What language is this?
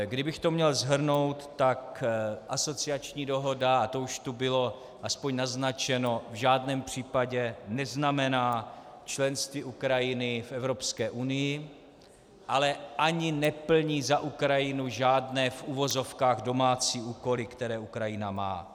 Czech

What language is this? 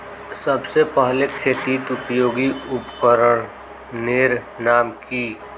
Magahi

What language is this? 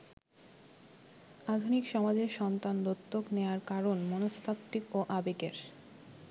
Bangla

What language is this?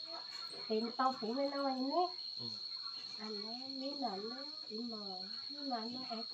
Thai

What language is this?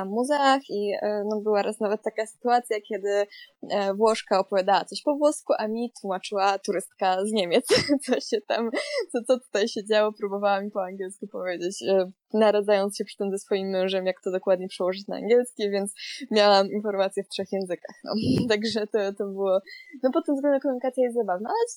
Polish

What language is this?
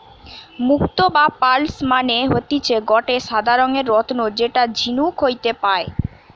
Bangla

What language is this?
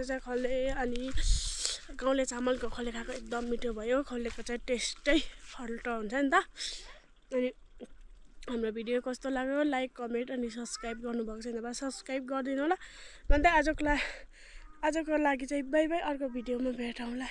Arabic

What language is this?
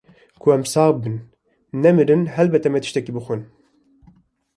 Kurdish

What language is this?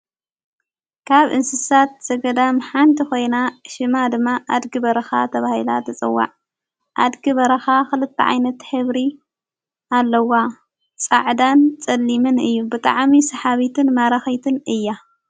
Tigrinya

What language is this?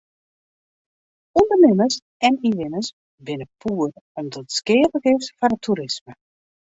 Western Frisian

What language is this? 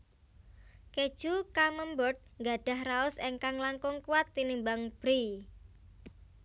Javanese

